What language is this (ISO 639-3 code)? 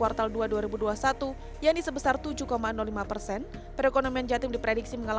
ind